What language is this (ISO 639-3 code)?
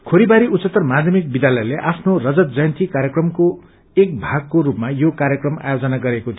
nep